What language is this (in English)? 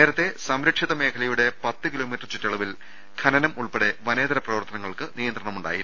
Malayalam